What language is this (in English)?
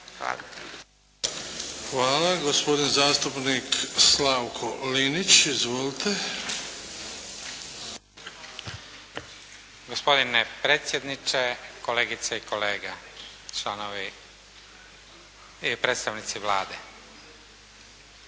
Croatian